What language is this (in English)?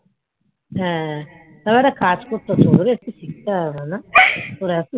Bangla